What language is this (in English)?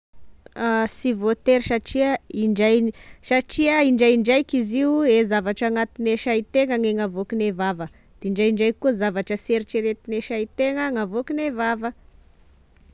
Tesaka Malagasy